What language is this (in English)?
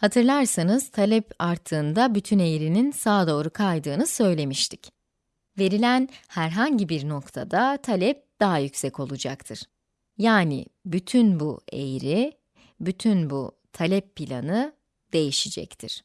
Turkish